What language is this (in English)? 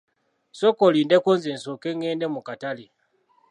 Ganda